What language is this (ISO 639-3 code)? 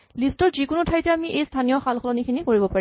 asm